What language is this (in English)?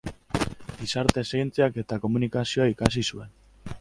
Basque